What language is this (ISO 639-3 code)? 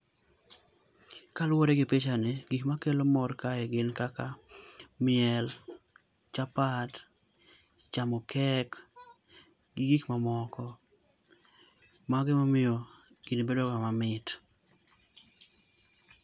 luo